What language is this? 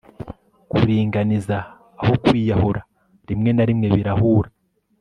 Kinyarwanda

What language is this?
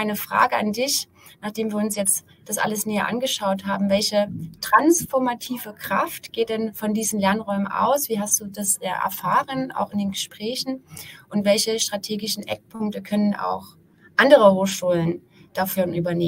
German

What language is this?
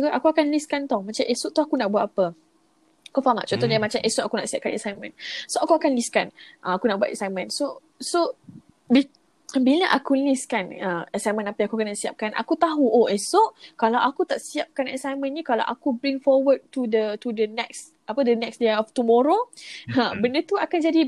Malay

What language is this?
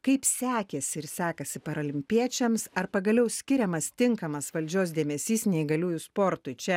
Lithuanian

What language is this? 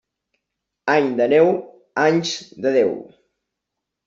Catalan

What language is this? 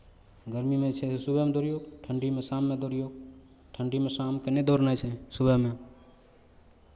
Maithili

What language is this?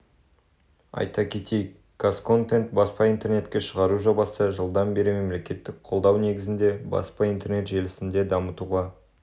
Kazakh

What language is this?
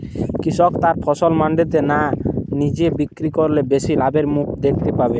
Bangla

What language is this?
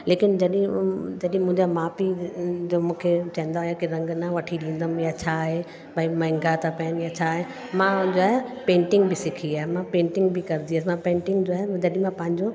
Sindhi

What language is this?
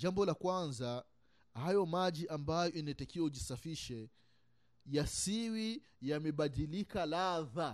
Swahili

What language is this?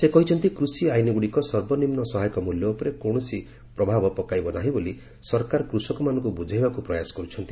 Odia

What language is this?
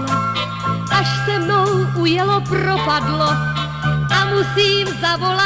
Romanian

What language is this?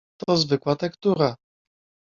Polish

